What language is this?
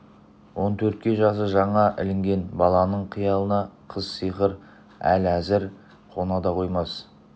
Kazakh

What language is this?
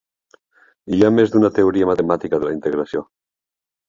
Catalan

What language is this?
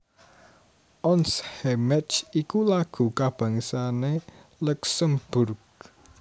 Javanese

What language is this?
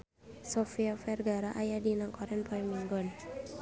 Sundanese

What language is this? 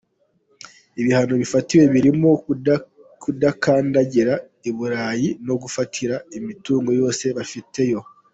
Kinyarwanda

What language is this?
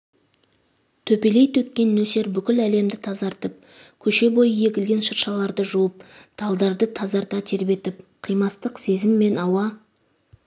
Kazakh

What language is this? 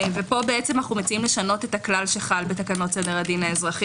Hebrew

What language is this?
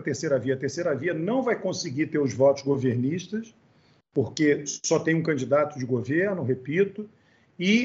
Portuguese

